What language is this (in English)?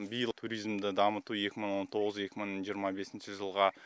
Kazakh